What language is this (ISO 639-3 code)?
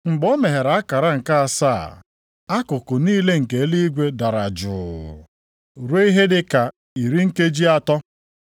ibo